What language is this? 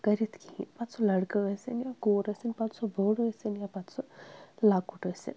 Kashmiri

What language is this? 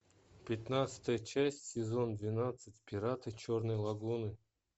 Russian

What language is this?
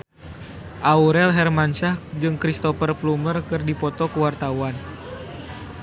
Sundanese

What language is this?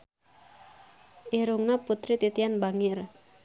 Sundanese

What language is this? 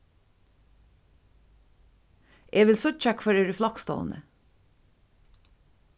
Faroese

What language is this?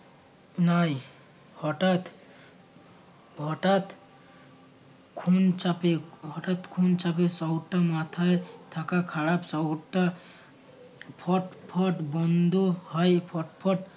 Bangla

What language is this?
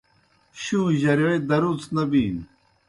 Kohistani Shina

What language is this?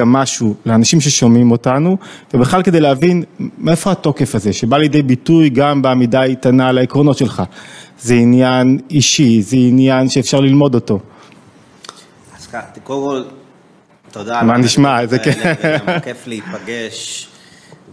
Hebrew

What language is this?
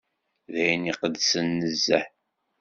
Kabyle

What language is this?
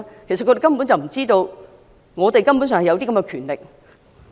Cantonese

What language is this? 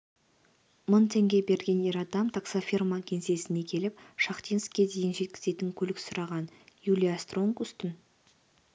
Kazakh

